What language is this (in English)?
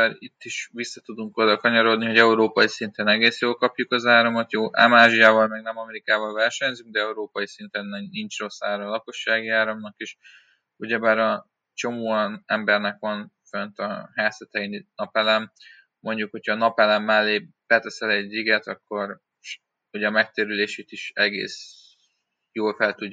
Hungarian